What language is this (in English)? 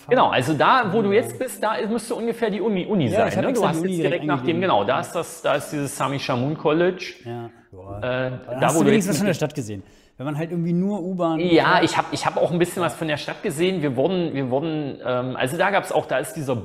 German